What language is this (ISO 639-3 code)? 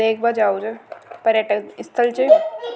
raj